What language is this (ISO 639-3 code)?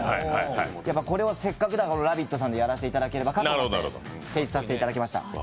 jpn